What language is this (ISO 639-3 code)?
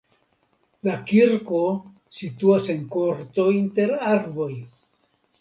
epo